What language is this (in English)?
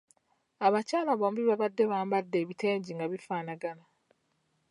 Ganda